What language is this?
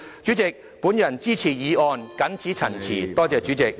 Cantonese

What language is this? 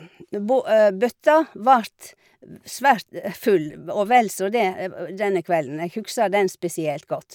Norwegian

